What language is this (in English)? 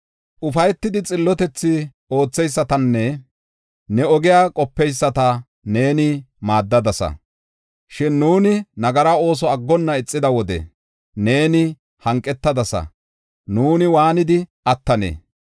Gofa